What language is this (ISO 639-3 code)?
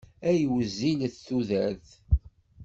kab